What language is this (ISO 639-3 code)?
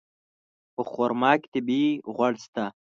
pus